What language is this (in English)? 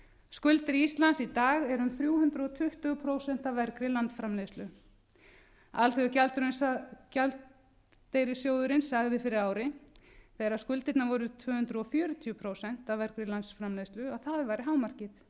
Icelandic